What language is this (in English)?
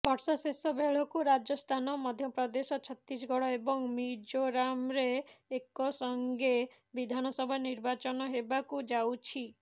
Odia